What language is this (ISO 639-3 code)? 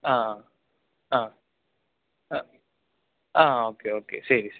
mal